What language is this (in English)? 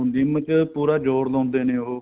Punjabi